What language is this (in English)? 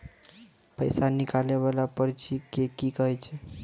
Maithili